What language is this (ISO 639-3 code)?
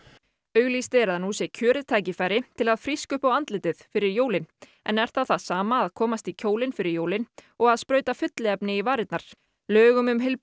isl